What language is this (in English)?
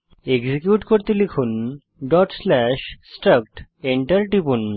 Bangla